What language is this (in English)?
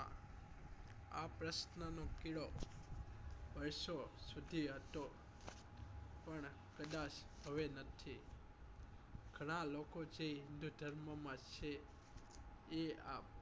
Gujarati